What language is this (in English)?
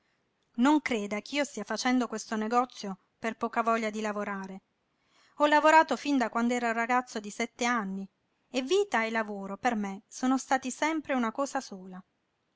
Italian